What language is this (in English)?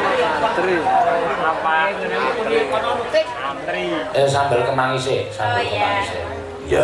Indonesian